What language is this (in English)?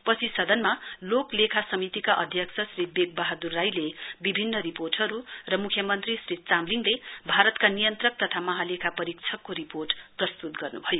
Nepali